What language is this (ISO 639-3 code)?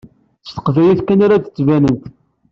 kab